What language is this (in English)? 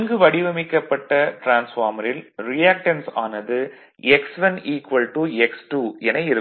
Tamil